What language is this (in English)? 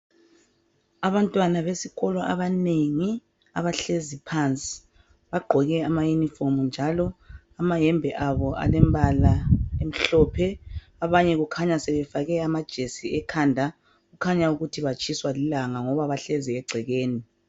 North Ndebele